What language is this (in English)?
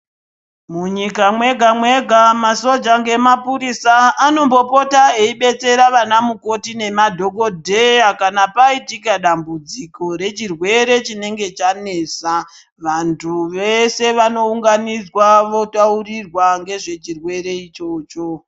Ndau